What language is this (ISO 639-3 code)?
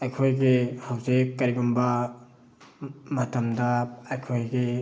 mni